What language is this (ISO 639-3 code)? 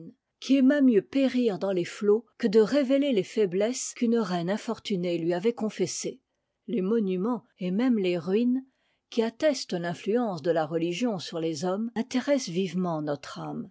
fra